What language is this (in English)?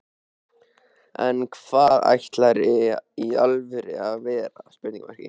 Icelandic